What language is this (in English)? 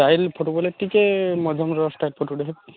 Odia